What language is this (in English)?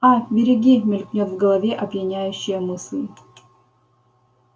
Russian